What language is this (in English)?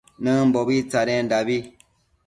Matsés